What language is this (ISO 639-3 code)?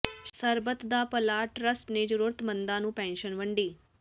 pan